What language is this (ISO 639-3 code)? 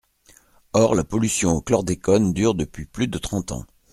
fra